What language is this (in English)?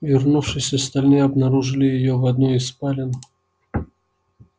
Russian